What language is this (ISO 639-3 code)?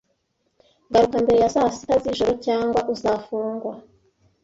kin